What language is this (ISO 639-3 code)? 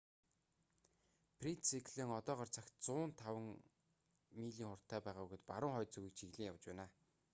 mon